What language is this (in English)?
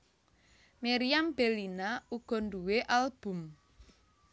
Javanese